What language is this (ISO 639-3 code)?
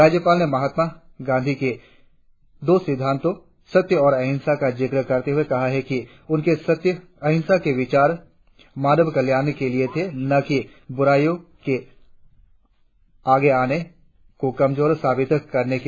hin